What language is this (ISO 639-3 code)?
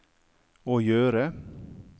nor